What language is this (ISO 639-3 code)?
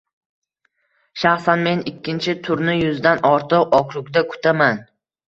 uzb